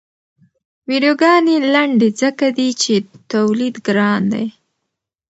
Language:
Pashto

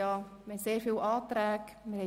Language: Swiss German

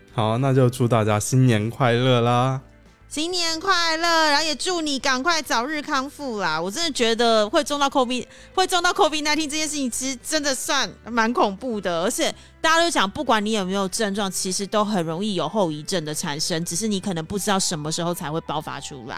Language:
Chinese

